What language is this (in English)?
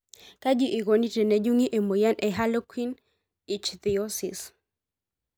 Masai